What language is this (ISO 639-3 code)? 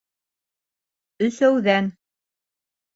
bak